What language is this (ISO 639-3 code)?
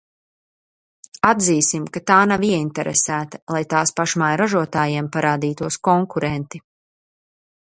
lav